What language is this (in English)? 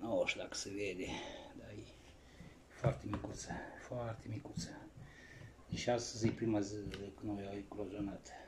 Romanian